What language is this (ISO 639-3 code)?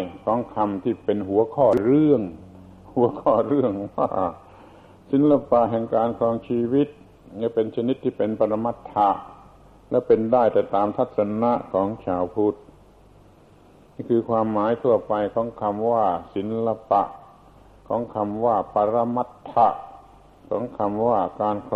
tha